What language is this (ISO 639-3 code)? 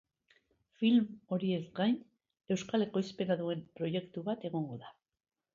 eus